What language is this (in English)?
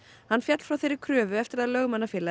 Icelandic